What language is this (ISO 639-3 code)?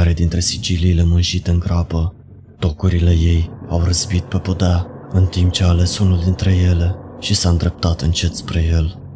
ron